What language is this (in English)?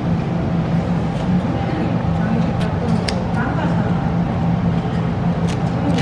Korean